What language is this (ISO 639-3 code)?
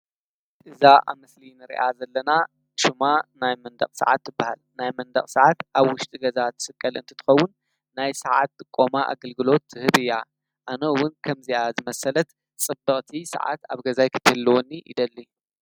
tir